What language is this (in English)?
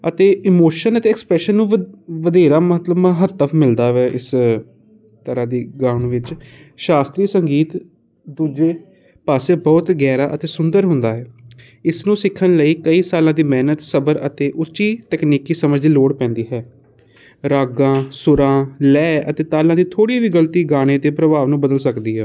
Punjabi